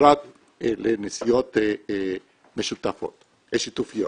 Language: Hebrew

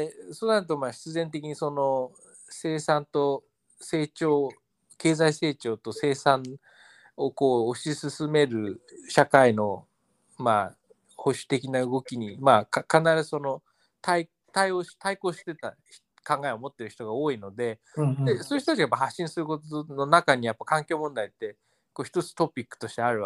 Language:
Japanese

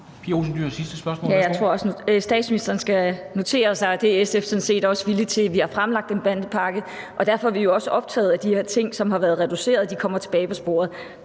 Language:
Danish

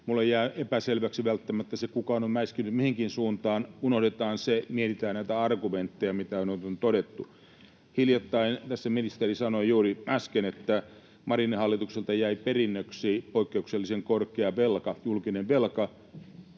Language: Finnish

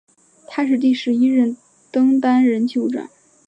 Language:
Chinese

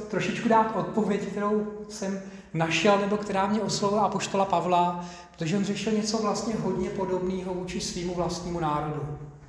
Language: Czech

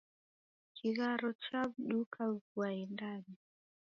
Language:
Taita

